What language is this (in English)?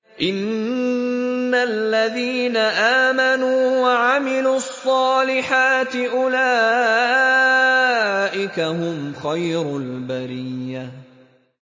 Arabic